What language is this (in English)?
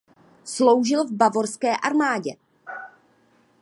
Czech